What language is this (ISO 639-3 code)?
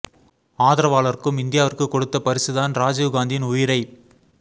tam